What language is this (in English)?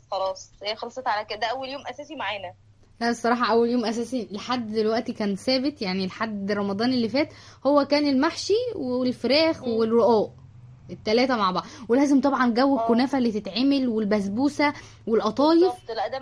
Arabic